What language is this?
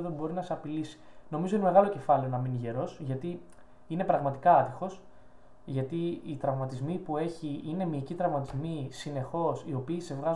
Greek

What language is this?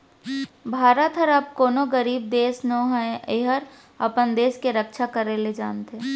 Chhattisgarhi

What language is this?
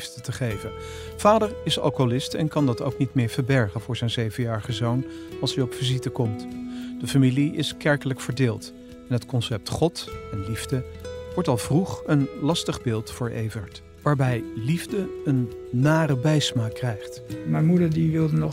Dutch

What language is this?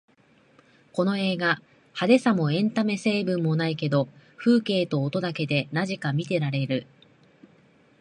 Japanese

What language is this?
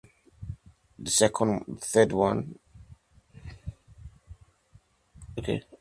Igbo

